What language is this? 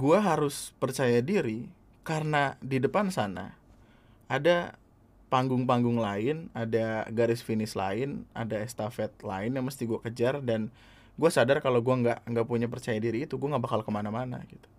Indonesian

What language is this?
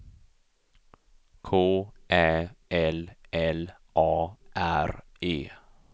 Swedish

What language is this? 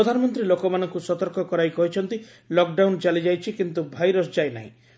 Odia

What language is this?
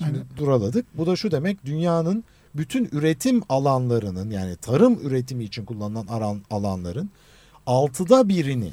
Turkish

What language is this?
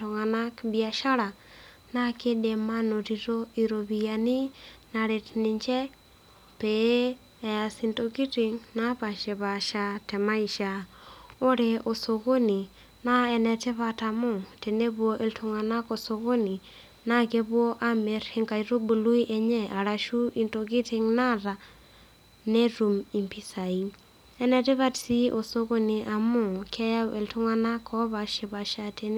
Masai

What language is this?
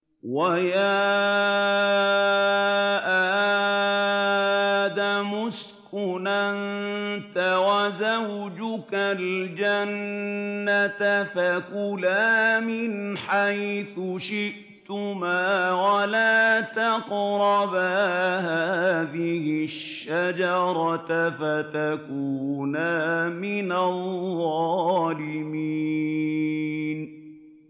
Arabic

